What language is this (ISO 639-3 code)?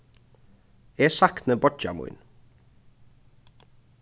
fao